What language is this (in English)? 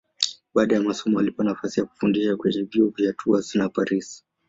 Swahili